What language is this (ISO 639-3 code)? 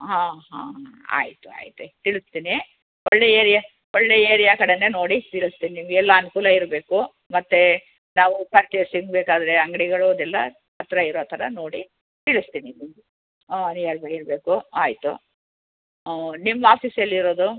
kan